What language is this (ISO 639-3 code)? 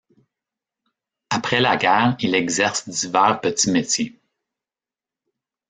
fra